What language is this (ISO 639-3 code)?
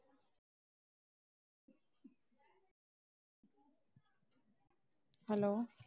pan